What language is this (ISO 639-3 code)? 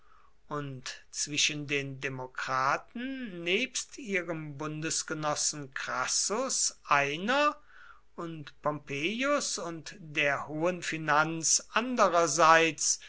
deu